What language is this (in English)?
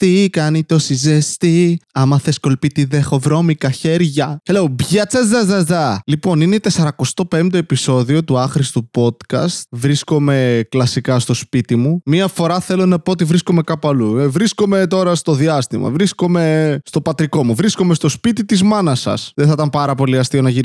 Greek